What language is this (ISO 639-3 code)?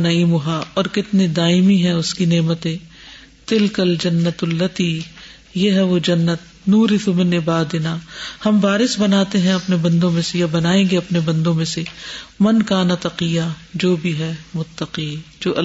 urd